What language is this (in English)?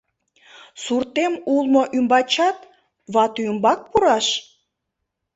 Mari